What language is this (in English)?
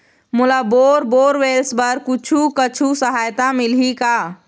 Chhattisgarhi